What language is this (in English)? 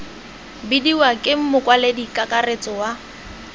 Tswana